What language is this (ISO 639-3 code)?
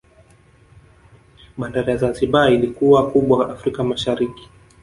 swa